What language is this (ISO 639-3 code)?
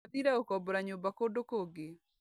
kik